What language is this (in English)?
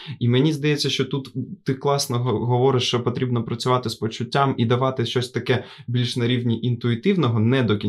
Ukrainian